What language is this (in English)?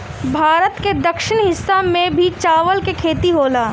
Bhojpuri